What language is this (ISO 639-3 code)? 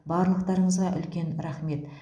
kaz